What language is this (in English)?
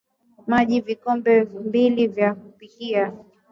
Swahili